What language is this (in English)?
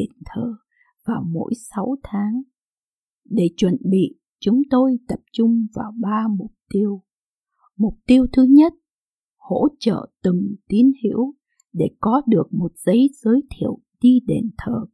Vietnamese